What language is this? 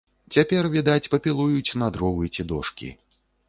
Belarusian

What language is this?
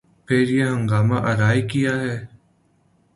Urdu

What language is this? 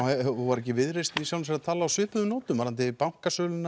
Icelandic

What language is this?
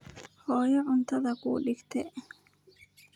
Somali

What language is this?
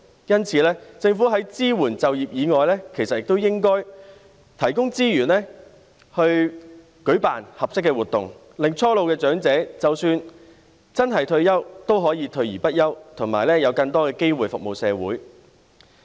Cantonese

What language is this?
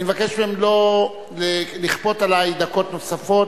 Hebrew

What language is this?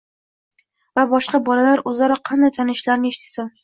Uzbek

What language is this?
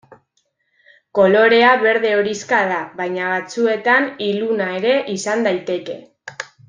Basque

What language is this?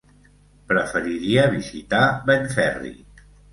Catalan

